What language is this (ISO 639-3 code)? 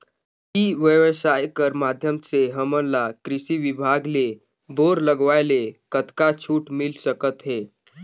hne